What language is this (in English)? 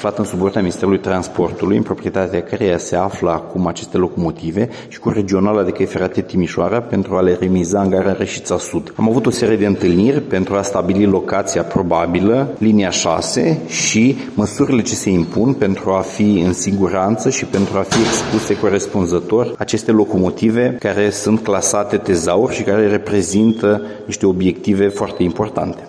Romanian